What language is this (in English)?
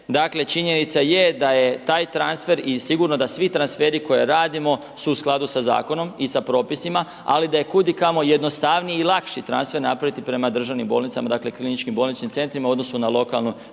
Croatian